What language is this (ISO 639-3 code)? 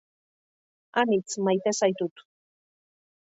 eus